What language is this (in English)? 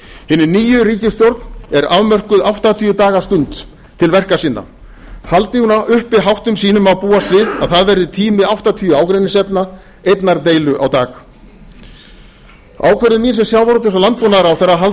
Icelandic